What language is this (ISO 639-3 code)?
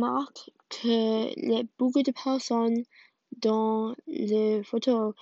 fra